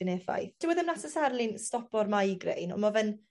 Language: Welsh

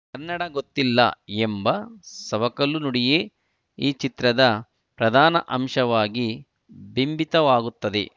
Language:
Kannada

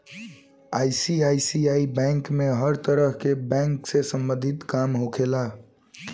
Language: Bhojpuri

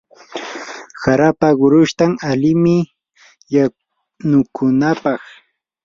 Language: Yanahuanca Pasco Quechua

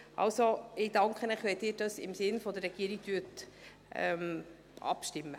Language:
Swiss German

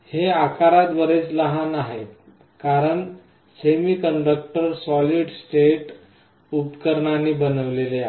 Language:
Marathi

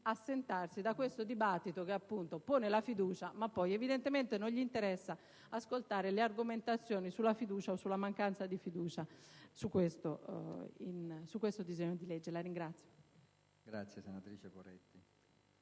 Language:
Italian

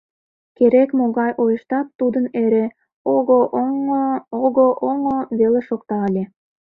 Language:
Mari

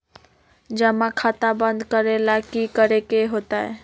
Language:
Magahi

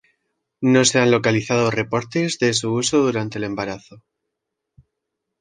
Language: Spanish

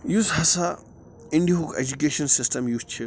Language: Kashmiri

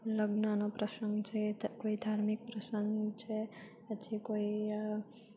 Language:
Gujarati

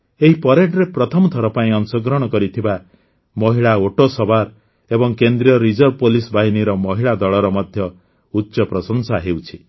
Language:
Odia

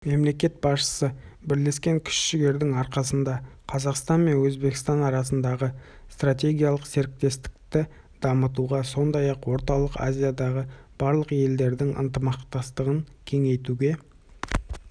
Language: Kazakh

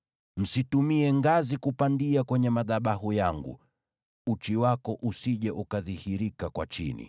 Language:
Swahili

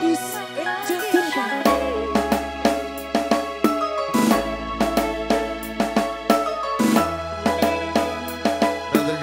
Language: Arabic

